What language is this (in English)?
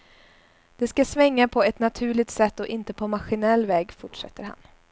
Swedish